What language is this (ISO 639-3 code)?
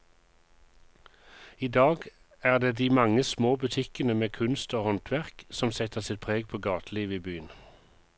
nor